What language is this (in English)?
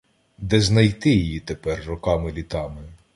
Ukrainian